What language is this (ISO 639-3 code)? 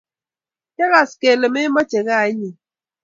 kln